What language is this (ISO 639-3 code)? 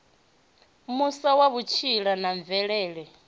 ven